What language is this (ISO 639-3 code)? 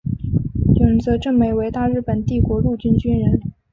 zho